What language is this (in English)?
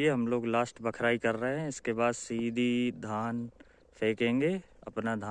Hindi